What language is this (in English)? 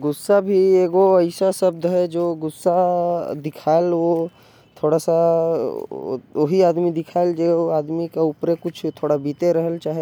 Korwa